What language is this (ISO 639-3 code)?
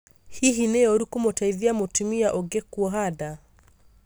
kik